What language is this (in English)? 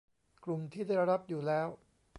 Thai